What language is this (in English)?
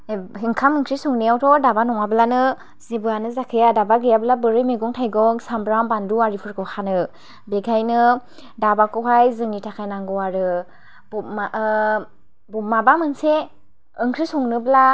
Bodo